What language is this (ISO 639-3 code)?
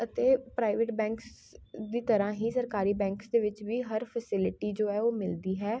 pan